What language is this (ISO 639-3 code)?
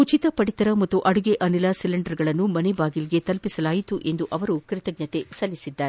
kan